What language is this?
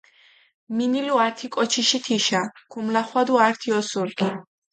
Mingrelian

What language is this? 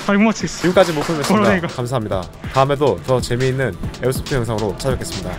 Korean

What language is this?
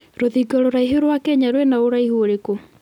Kikuyu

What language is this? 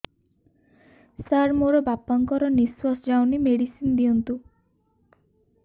Odia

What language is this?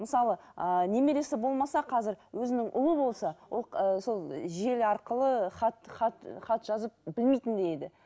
Kazakh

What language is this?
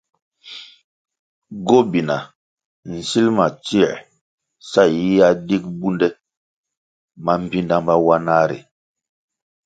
Kwasio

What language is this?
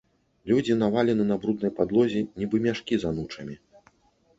Belarusian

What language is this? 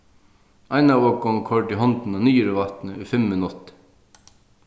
Faroese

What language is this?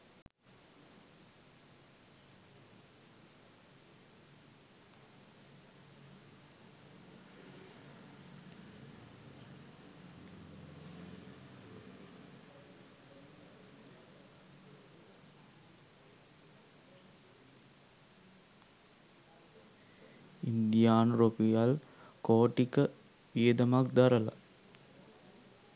Sinhala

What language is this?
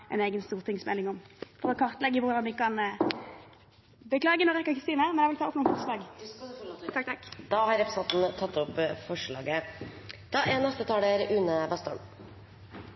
Norwegian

